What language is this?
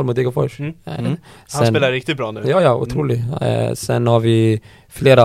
Swedish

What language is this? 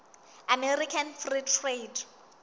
Southern Sotho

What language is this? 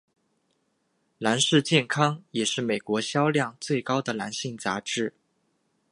Chinese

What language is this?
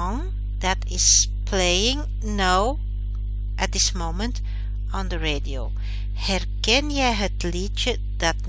Dutch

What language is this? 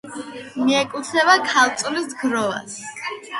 Georgian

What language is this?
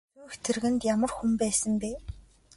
Mongolian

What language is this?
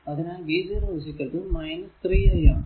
Malayalam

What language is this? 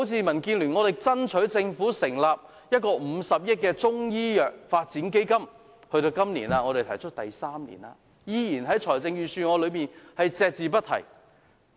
Cantonese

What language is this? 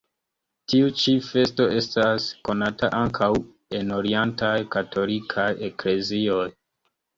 Esperanto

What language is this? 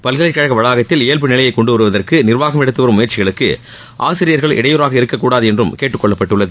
Tamil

